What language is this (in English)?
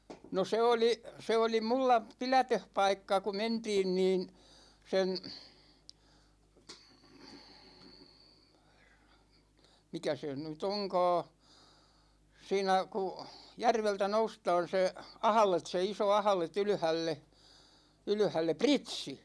Finnish